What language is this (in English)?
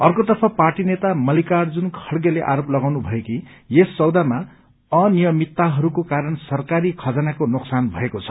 Nepali